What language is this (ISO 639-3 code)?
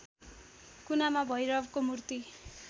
nep